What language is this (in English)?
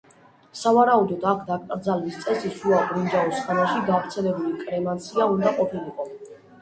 Georgian